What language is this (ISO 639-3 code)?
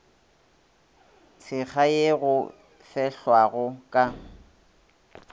nso